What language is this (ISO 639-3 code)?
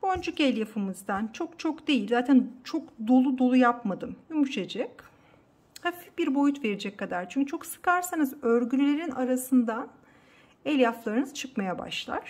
tur